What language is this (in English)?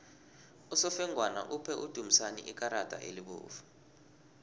South Ndebele